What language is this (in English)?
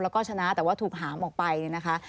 Thai